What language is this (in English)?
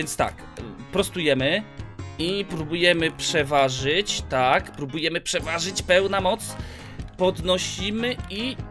Polish